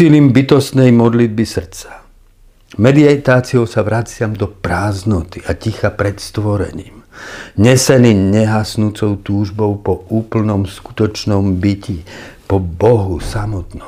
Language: Slovak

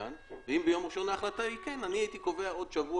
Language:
Hebrew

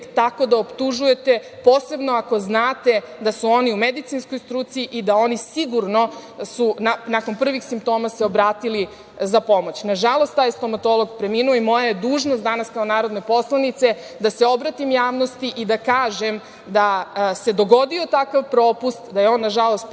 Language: Serbian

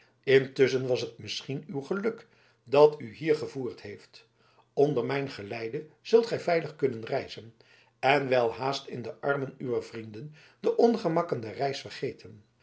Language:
Dutch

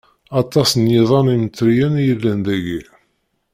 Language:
Kabyle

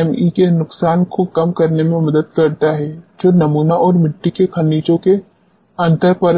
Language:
Hindi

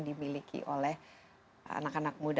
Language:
Indonesian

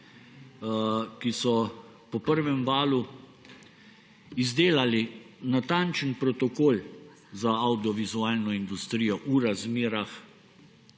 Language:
Slovenian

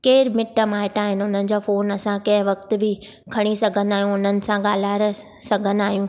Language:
Sindhi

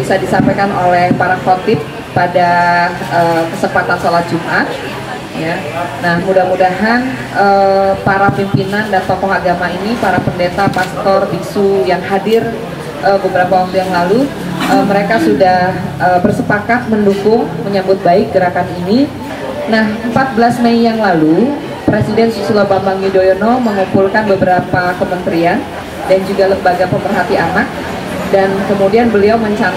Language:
Indonesian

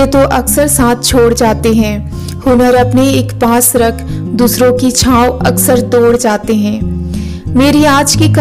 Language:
Hindi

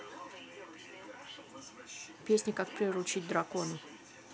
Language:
Russian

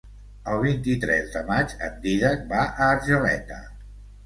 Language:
Catalan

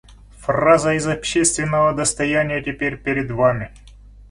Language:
Russian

